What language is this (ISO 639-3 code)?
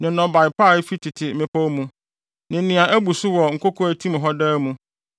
aka